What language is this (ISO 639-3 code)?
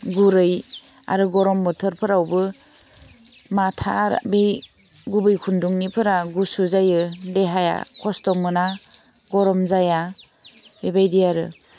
brx